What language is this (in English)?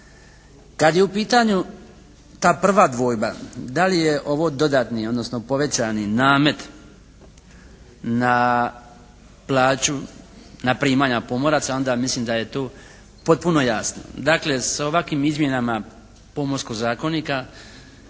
Croatian